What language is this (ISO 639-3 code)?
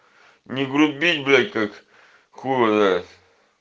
rus